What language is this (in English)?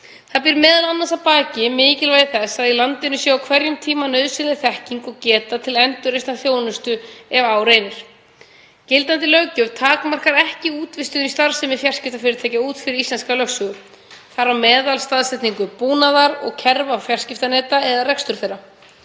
Icelandic